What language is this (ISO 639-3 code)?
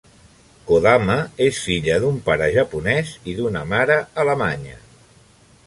cat